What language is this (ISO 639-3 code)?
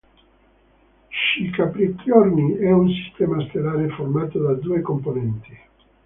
ita